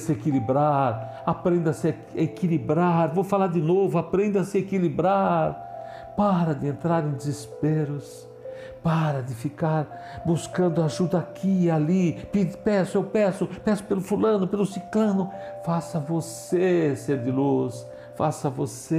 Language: Portuguese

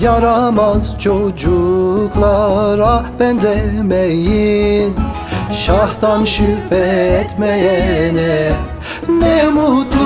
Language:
Turkish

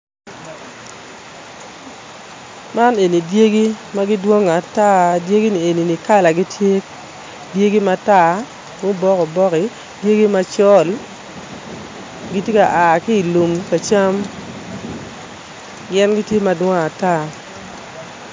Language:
Acoli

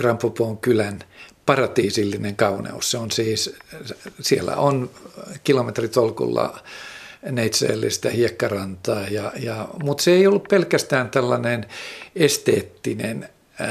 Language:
Finnish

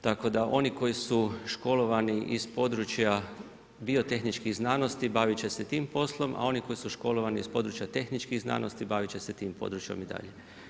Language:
Croatian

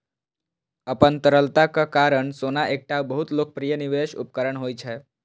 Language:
Maithili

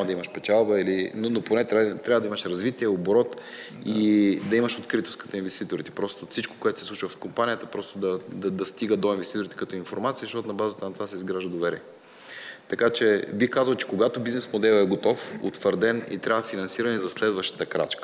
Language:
Bulgarian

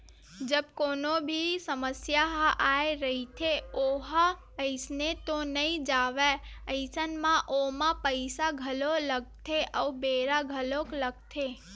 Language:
Chhattisgarhi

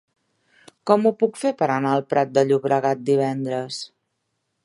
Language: Catalan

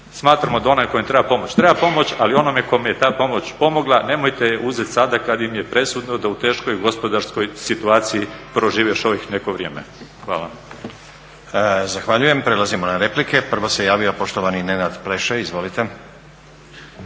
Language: Croatian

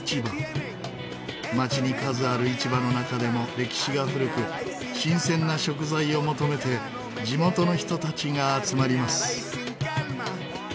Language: Japanese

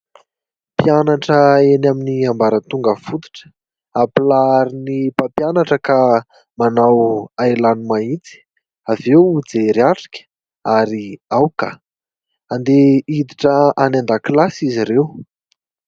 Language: Malagasy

